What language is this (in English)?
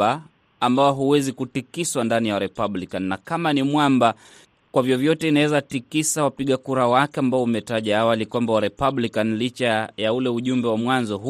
Swahili